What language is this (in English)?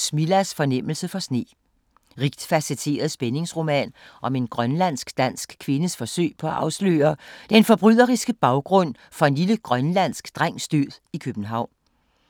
Danish